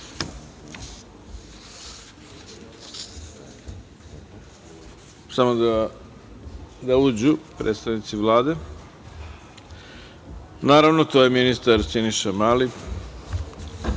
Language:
Serbian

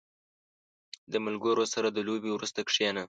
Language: Pashto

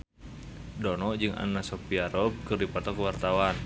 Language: Sundanese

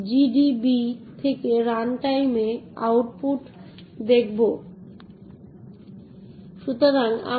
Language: Bangla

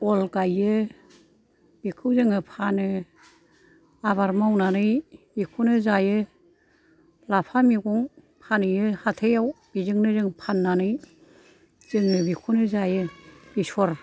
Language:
Bodo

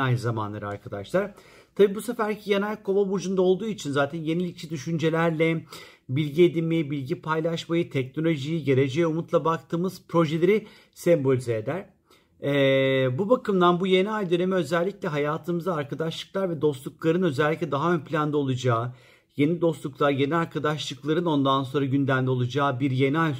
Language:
Turkish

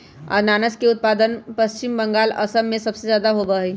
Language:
Magahi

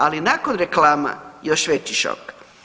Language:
Croatian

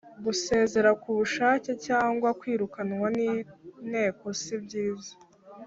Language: Kinyarwanda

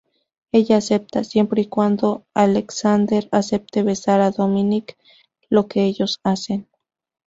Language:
Spanish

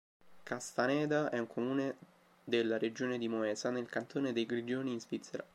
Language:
Italian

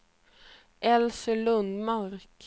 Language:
Swedish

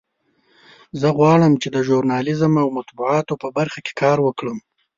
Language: Pashto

